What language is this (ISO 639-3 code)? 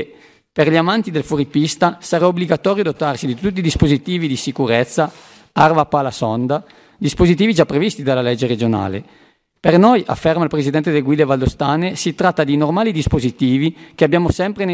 ita